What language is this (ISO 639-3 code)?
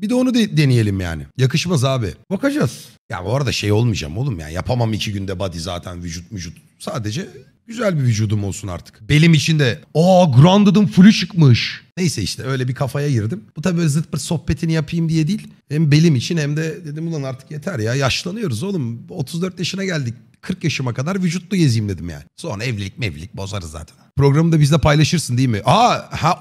tur